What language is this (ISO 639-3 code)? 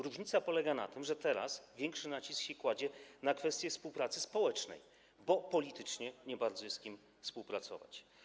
pol